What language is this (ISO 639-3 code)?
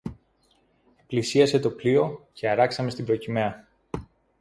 ell